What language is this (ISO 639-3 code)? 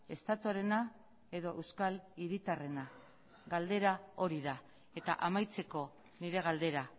eus